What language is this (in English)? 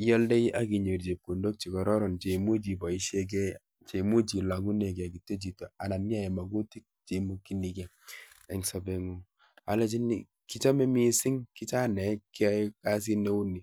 Kalenjin